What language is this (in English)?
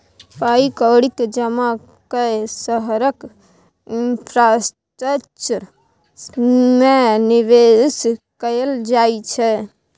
Maithili